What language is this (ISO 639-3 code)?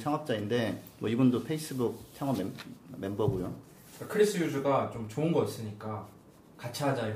kor